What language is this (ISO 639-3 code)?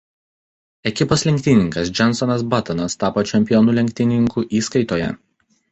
lit